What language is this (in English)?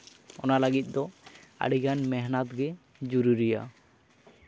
Santali